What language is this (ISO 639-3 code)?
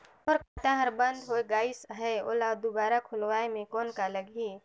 hne